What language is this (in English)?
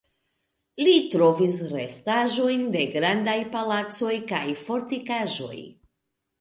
Esperanto